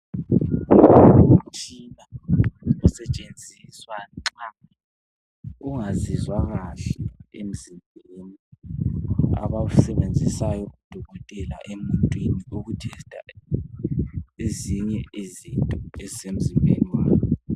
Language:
North Ndebele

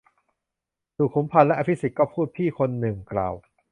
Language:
Thai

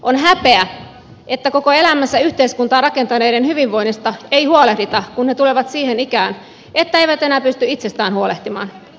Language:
Finnish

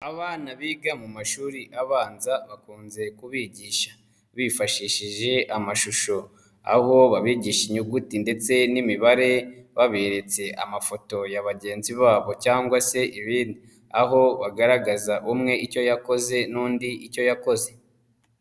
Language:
Kinyarwanda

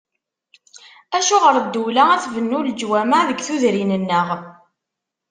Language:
Kabyle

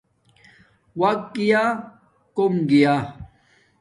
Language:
Domaaki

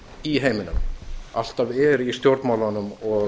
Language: Icelandic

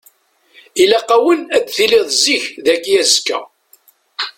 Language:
Kabyle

